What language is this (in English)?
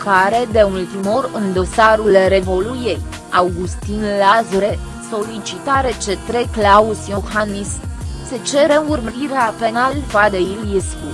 Romanian